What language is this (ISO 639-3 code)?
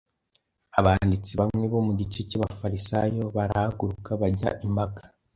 kin